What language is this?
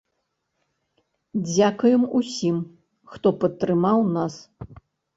Belarusian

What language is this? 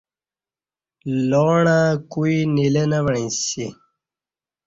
Kati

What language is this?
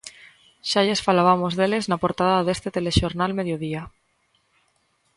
Galician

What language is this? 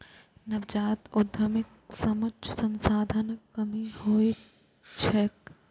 Maithili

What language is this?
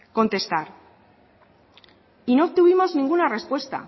Spanish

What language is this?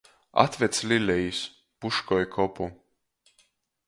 Latgalian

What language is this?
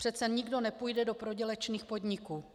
Czech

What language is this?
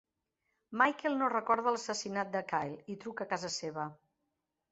Catalan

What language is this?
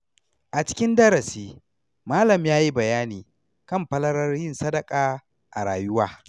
Hausa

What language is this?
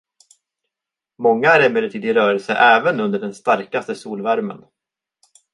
Swedish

